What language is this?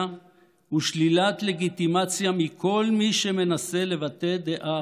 Hebrew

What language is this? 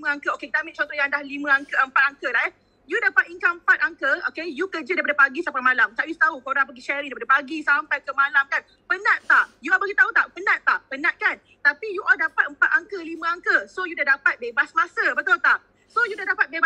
Malay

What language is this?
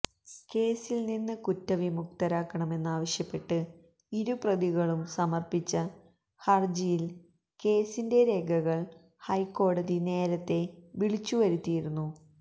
Malayalam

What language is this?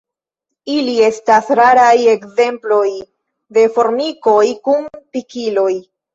Esperanto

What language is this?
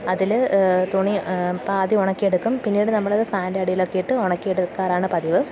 Malayalam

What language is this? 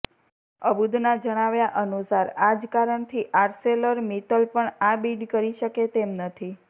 Gujarati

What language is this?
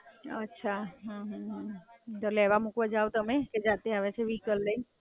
Gujarati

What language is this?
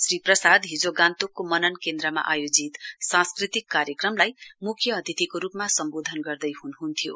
Nepali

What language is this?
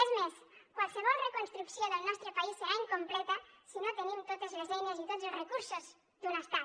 Catalan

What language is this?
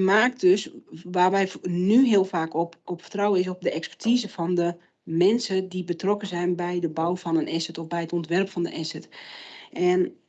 Dutch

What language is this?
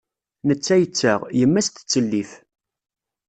Kabyle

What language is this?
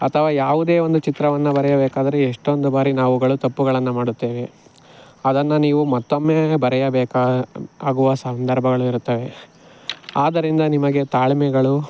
Kannada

